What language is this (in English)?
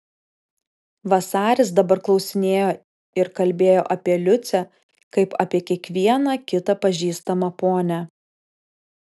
Lithuanian